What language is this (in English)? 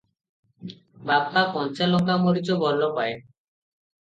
Odia